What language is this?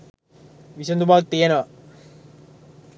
Sinhala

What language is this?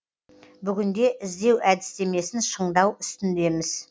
Kazakh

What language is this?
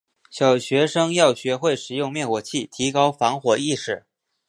Chinese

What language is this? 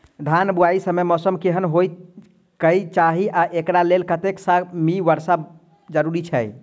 Maithili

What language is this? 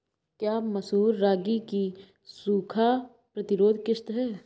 Hindi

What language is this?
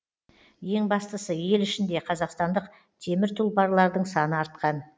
Kazakh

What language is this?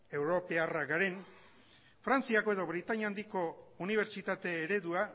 Basque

